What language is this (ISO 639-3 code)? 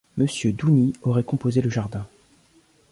fra